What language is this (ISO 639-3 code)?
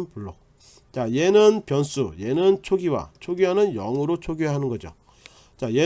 kor